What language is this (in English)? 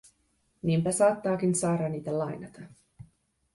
Finnish